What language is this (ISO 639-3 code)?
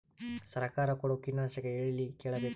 kan